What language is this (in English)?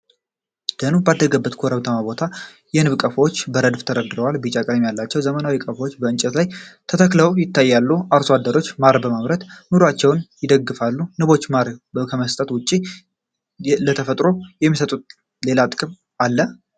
Amharic